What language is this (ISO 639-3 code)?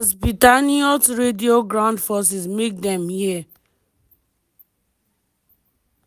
pcm